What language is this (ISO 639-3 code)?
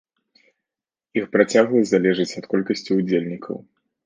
bel